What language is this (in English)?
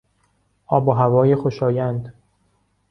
Persian